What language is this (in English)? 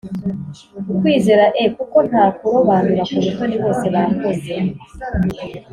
Kinyarwanda